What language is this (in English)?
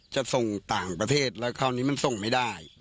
Thai